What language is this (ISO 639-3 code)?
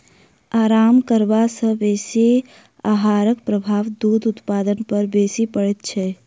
mai